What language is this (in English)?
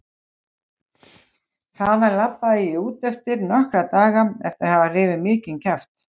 Icelandic